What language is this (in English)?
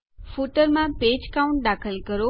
Gujarati